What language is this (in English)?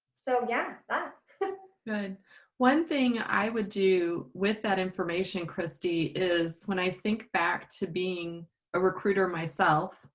English